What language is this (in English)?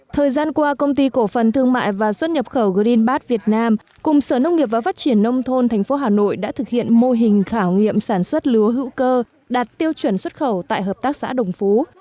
Vietnamese